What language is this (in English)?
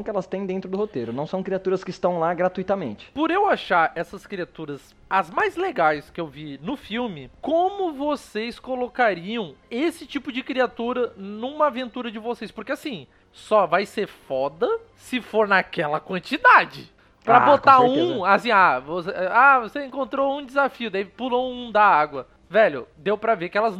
Portuguese